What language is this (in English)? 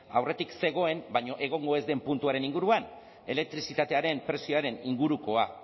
Basque